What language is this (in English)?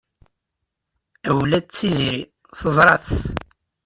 Kabyle